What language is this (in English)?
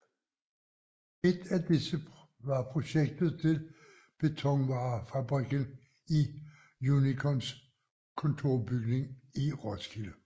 Danish